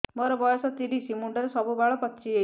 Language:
Odia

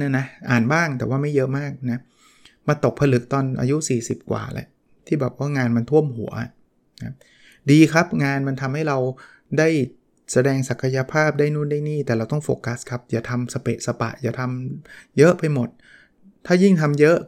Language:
Thai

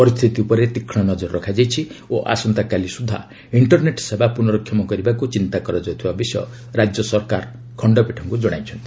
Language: Odia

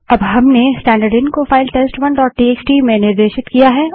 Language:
Hindi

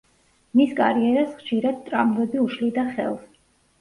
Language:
Georgian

